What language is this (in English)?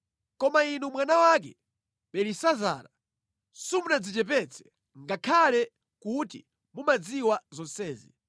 Nyanja